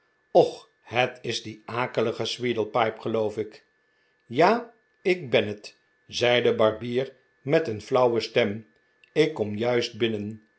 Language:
Dutch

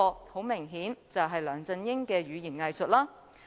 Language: Cantonese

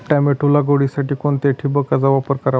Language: Marathi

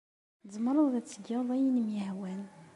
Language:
Kabyle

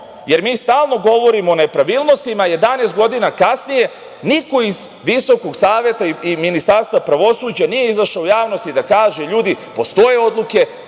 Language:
Serbian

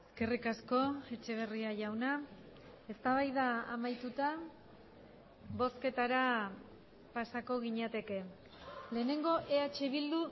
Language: Basque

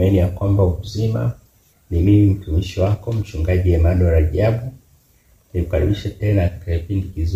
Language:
Swahili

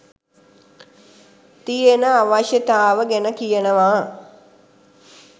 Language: Sinhala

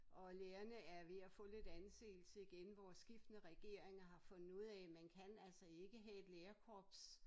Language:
Danish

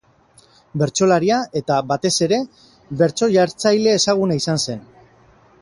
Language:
Basque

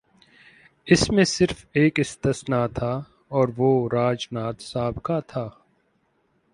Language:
Urdu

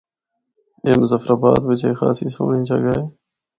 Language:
Northern Hindko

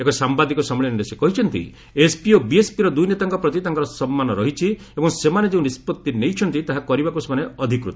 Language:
Odia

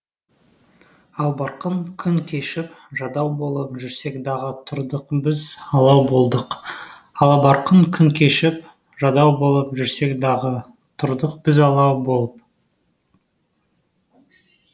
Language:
Kazakh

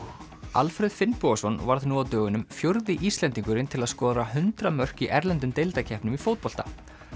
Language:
Icelandic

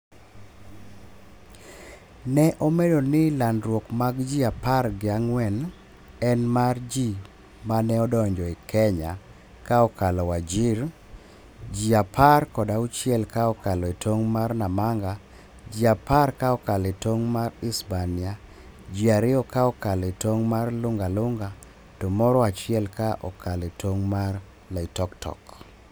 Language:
Luo (Kenya and Tanzania)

